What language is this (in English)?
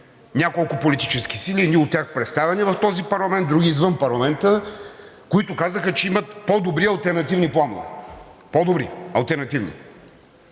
Bulgarian